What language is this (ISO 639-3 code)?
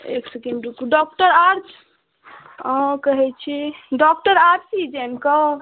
mai